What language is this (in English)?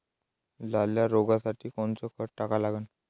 Marathi